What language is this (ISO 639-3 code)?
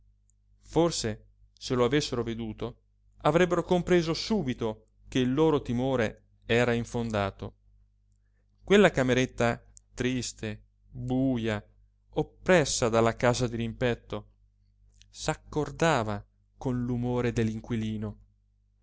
ita